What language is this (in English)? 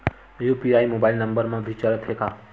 Chhattisgarhi